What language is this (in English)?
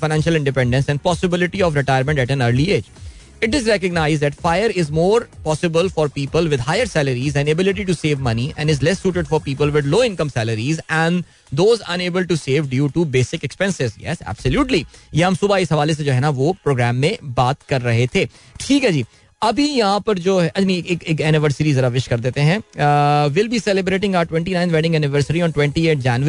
Hindi